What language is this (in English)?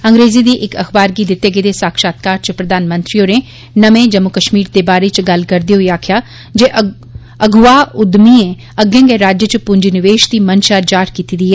Dogri